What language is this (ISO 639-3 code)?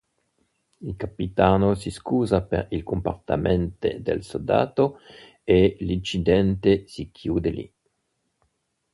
ita